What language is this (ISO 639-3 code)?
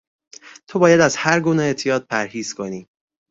fas